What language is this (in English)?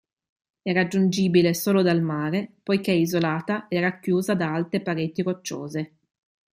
Italian